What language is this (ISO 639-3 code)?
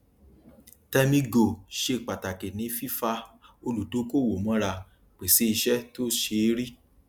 yor